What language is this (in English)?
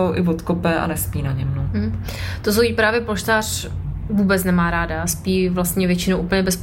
Czech